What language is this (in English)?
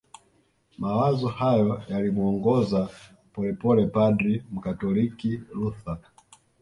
Swahili